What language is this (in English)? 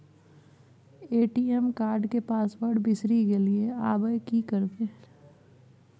Maithili